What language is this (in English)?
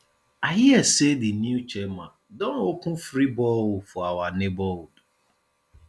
Nigerian Pidgin